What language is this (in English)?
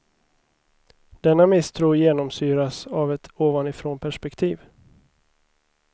Swedish